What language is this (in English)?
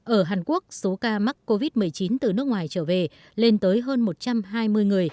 Vietnamese